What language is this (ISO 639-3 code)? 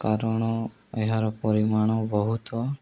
ori